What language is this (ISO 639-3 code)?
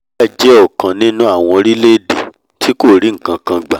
yor